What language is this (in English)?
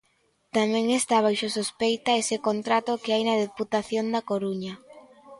Galician